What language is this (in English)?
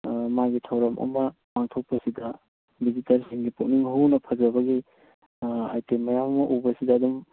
Manipuri